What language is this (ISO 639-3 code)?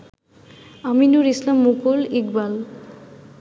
ben